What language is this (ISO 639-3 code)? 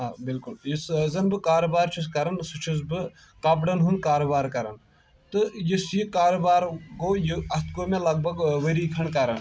kas